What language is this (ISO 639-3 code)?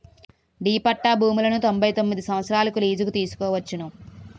tel